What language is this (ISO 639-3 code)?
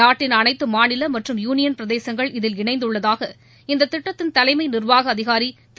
tam